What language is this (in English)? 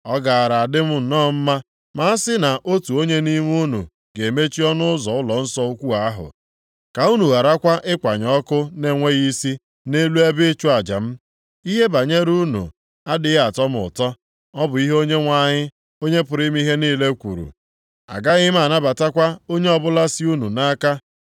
Igbo